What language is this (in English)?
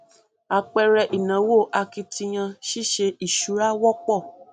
Yoruba